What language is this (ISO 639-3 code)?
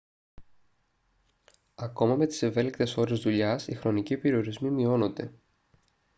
ell